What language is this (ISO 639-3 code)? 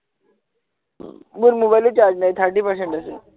asm